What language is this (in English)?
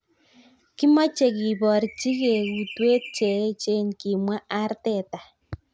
Kalenjin